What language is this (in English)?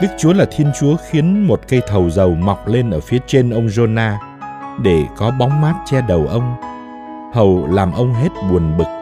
Vietnamese